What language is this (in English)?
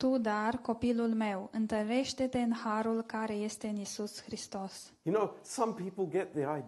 Romanian